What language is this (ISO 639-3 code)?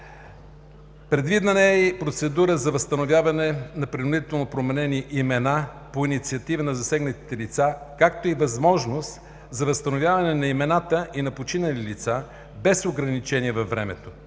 bul